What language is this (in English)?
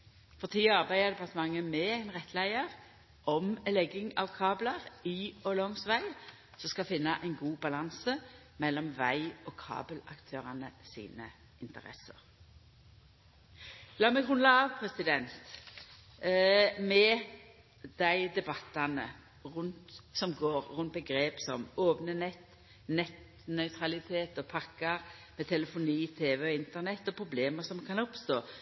Norwegian Nynorsk